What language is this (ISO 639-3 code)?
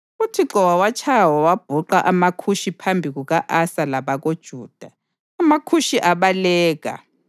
nde